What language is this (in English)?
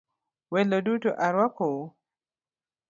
Luo (Kenya and Tanzania)